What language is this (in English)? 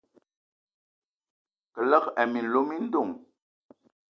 Ewondo